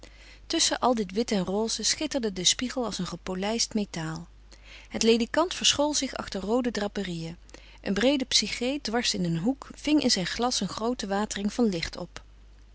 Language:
Dutch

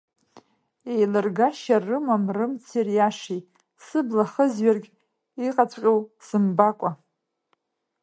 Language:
Abkhazian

